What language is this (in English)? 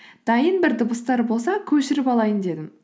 Kazakh